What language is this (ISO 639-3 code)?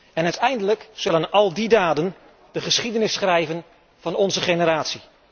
nld